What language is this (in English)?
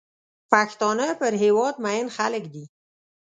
Pashto